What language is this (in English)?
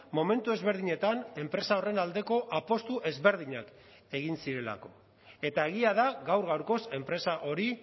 Basque